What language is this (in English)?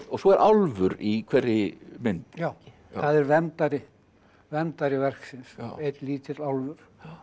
Icelandic